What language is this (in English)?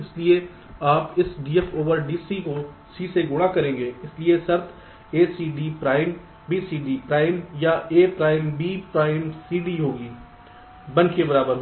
Hindi